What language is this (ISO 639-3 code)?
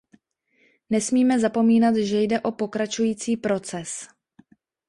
ces